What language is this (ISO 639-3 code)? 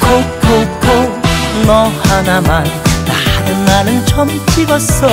kor